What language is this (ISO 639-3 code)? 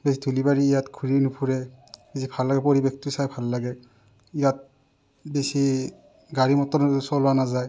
asm